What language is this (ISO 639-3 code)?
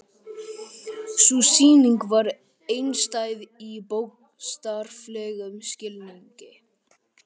isl